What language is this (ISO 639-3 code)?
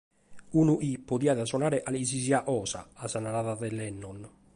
srd